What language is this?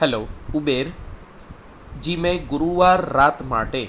Gujarati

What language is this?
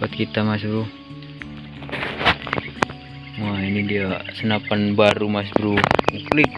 Indonesian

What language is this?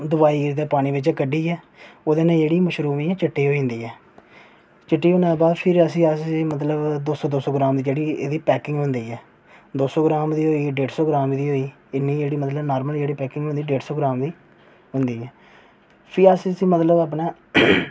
Dogri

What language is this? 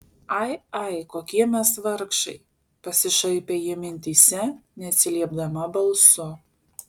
Lithuanian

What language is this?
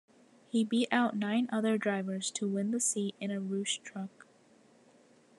English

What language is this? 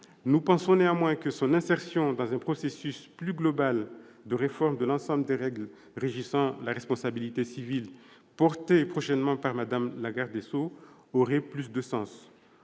French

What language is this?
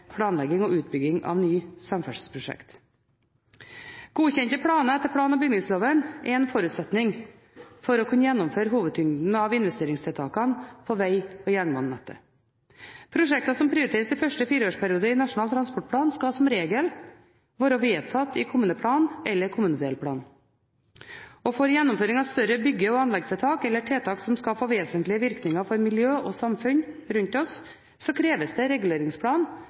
Norwegian Bokmål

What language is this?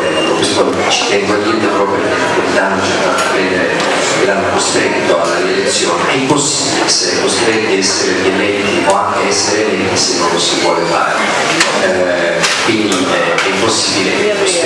Italian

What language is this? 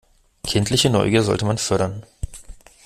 German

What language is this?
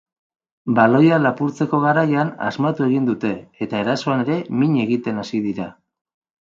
Basque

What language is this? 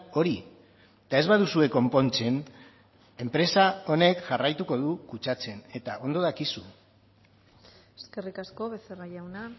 Basque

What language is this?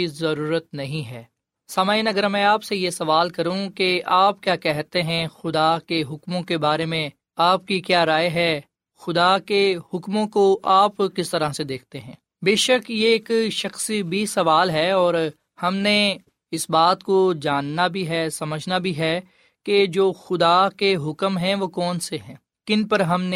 Urdu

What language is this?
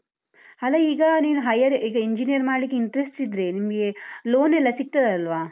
Kannada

